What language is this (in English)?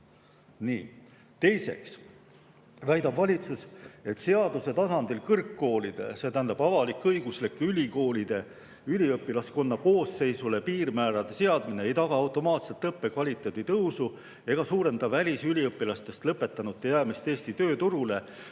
Estonian